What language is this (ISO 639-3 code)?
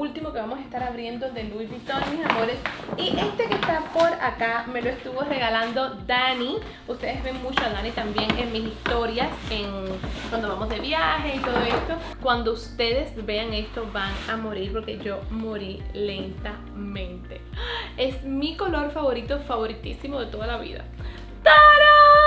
spa